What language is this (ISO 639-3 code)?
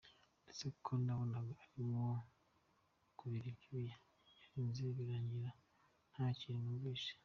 kin